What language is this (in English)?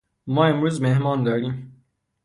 Persian